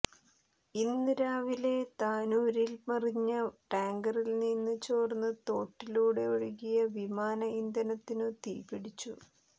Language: Malayalam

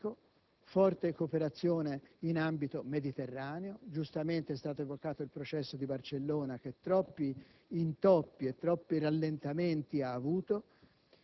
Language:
Italian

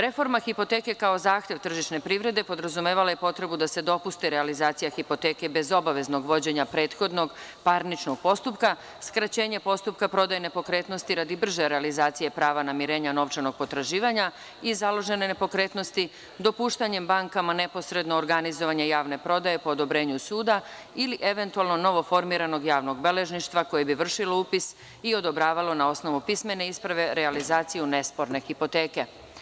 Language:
Serbian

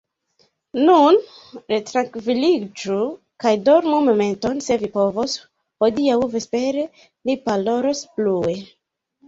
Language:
Esperanto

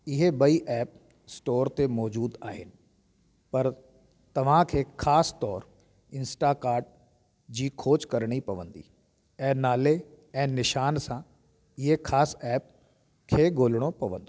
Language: Sindhi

